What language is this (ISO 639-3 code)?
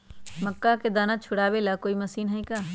mag